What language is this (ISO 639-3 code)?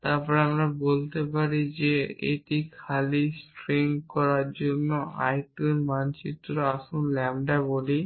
ben